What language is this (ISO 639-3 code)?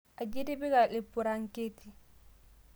mas